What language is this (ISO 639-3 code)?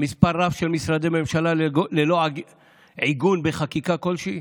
heb